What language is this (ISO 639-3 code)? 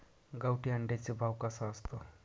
mar